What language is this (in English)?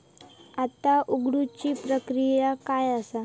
Marathi